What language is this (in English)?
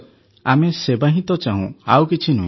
Odia